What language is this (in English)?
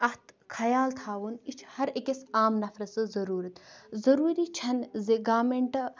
Kashmiri